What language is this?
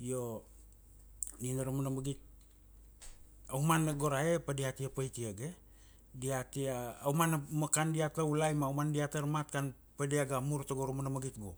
Kuanua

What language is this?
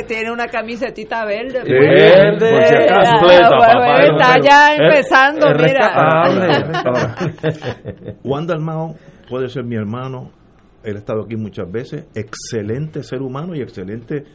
Spanish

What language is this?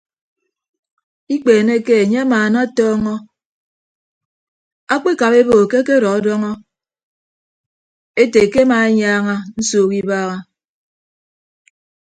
Ibibio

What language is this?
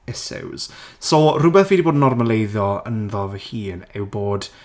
Welsh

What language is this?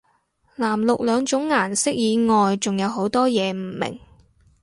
Cantonese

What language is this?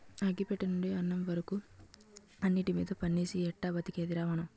Telugu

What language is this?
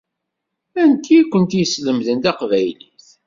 Kabyle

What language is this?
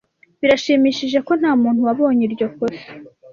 Kinyarwanda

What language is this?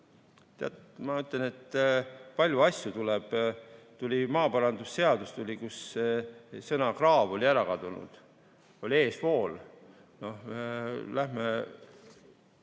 Estonian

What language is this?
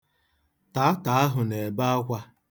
Igbo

